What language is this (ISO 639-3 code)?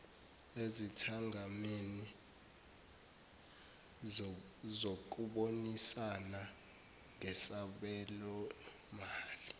zul